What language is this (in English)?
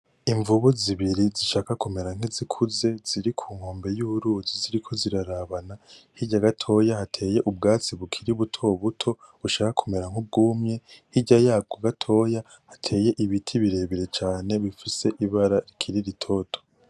Rundi